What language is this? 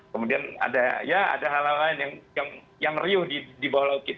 Indonesian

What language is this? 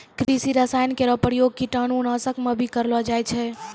Maithili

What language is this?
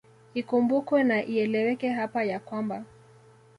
Swahili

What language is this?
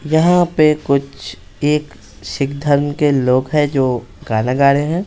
Hindi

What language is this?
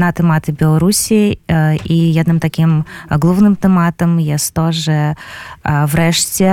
Polish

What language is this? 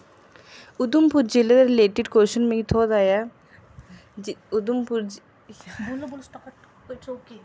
Dogri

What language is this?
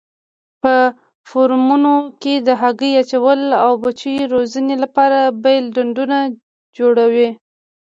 Pashto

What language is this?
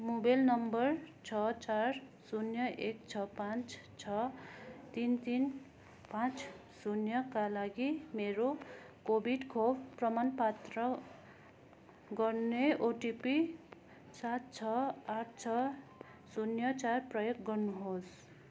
Nepali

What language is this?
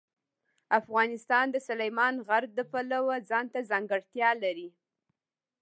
Pashto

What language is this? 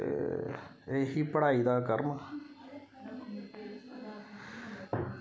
Dogri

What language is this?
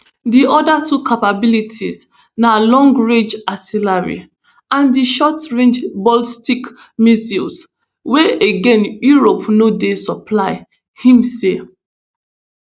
Nigerian Pidgin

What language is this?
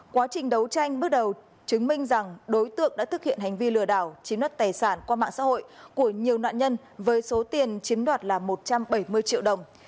Vietnamese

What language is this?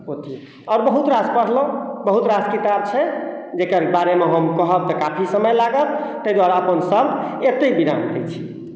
Maithili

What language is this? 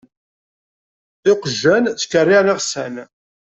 Kabyle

